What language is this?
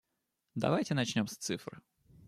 Russian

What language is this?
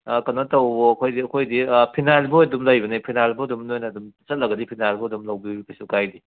Manipuri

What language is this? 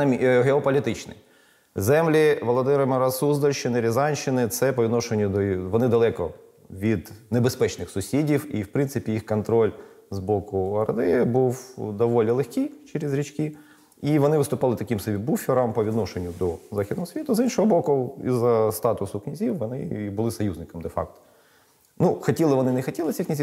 Ukrainian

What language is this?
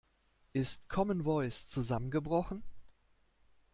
German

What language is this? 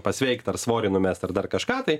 Lithuanian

